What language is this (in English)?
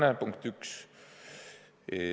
Estonian